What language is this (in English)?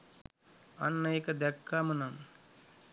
Sinhala